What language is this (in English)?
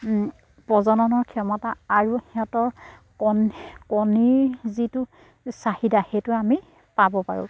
Assamese